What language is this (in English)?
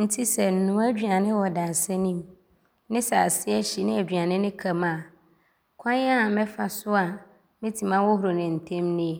Abron